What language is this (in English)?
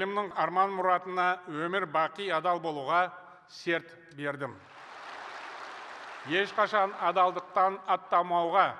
Turkish